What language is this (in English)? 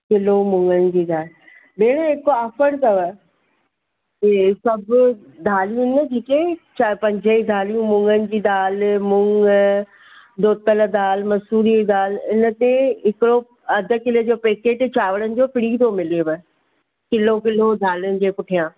Sindhi